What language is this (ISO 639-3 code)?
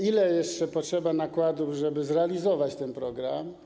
pol